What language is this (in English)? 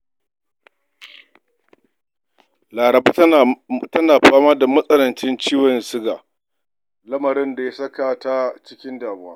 Hausa